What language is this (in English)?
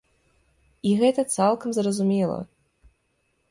Belarusian